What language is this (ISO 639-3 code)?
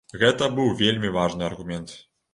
bel